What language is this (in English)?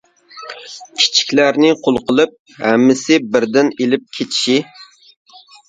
Uyghur